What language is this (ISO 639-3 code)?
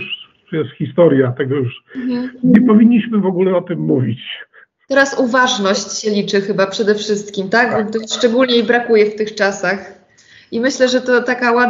pol